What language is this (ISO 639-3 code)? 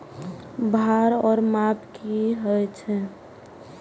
mai